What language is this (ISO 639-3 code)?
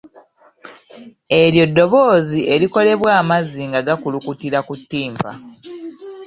lug